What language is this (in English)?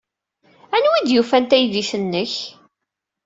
Kabyle